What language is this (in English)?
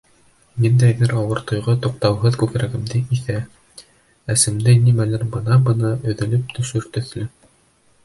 Bashkir